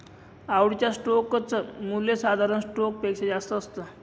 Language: Marathi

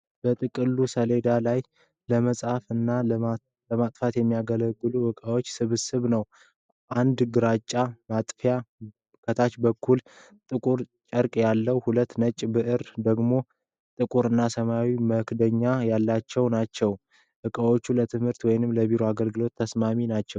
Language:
Amharic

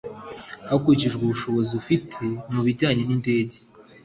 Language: Kinyarwanda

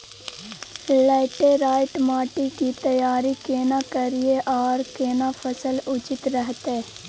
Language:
Maithili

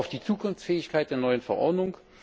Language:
German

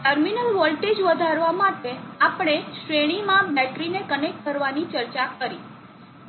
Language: Gujarati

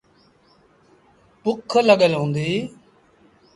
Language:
Sindhi Bhil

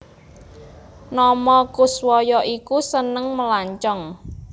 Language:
Javanese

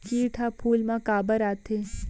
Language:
Chhattisgarhi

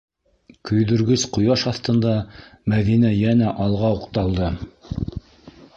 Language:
Bashkir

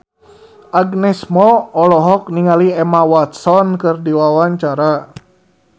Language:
Sundanese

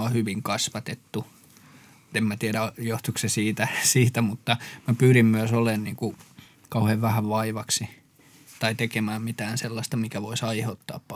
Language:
Finnish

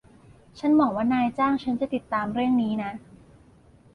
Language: Thai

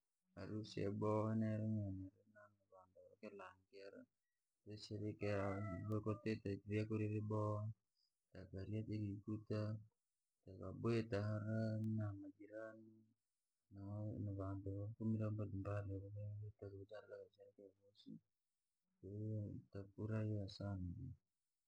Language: Langi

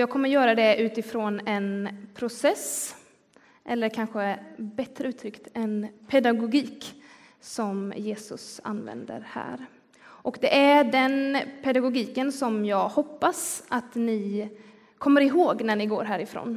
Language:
Swedish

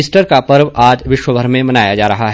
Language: Hindi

